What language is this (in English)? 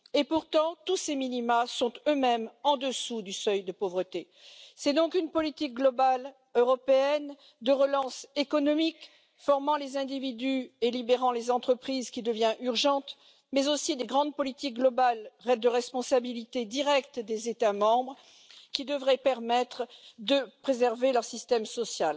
French